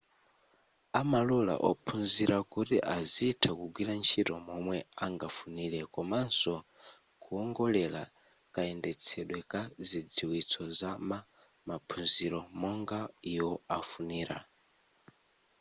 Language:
Nyanja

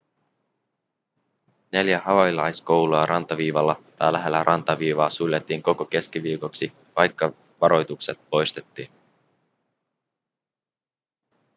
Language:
Finnish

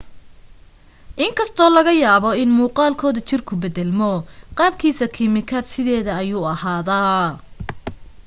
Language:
Somali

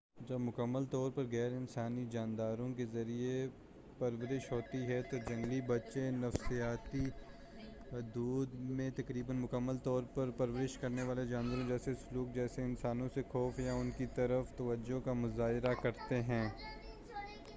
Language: Urdu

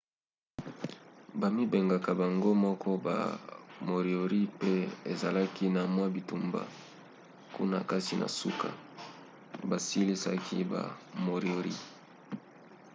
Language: Lingala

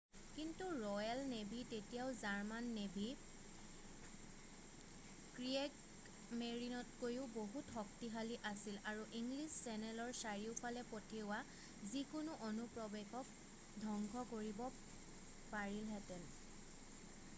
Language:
Assamese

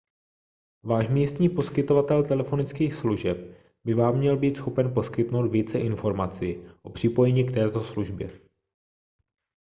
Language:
Czech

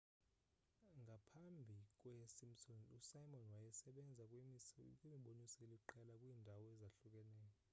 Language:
Xhosa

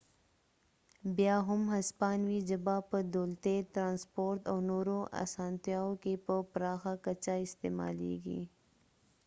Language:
Pashto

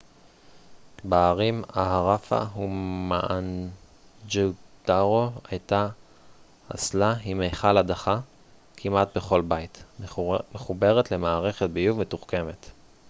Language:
Hebrew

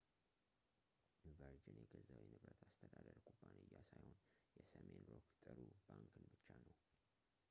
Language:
Amharic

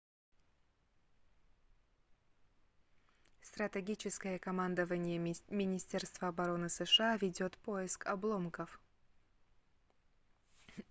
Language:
Russian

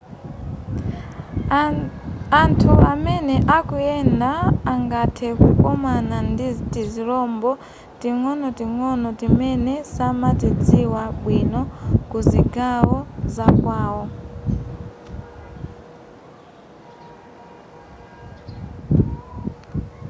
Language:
Nyanja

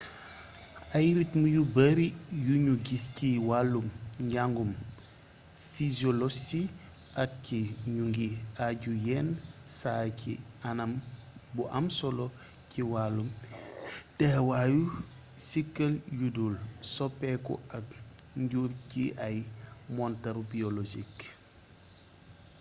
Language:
Wolof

